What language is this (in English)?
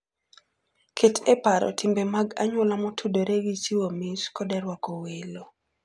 Luo (Kenya and Tanzania)